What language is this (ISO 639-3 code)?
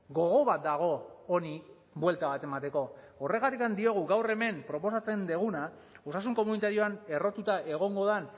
eus